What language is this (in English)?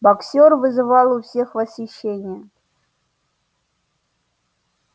Russian